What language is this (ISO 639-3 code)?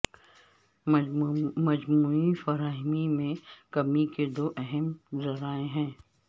urd